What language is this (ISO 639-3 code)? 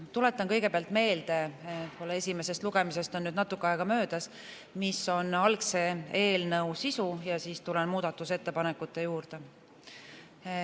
est